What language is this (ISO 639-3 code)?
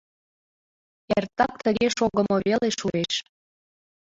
chm